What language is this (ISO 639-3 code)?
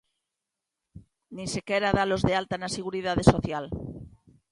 glg